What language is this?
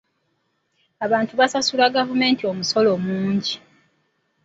Ganda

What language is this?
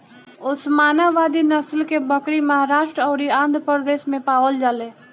Bhojpuri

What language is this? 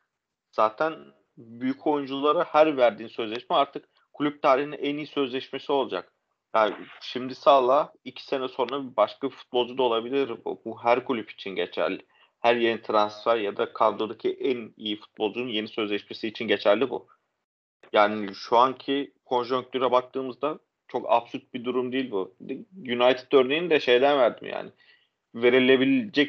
Turkish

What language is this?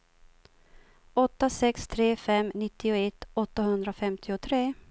Swedish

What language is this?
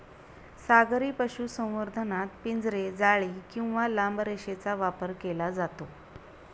Marathi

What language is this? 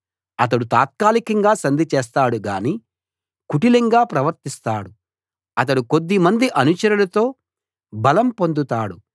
Telugu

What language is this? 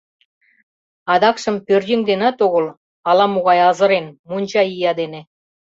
Mari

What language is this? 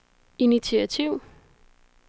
Danish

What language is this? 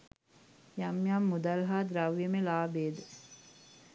Sinhala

